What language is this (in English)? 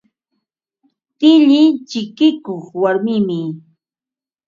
Ambo-Pasco Quechua